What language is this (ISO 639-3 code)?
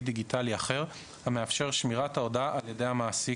heb